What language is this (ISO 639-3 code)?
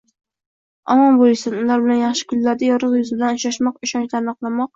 uzb